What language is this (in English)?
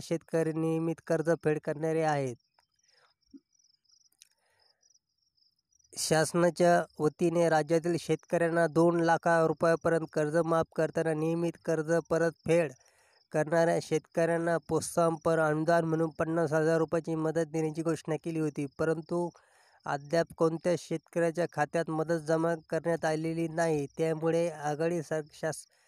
Hindi